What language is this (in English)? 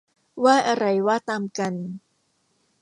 Thai